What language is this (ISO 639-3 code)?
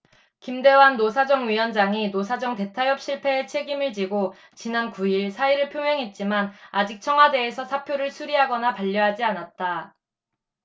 kor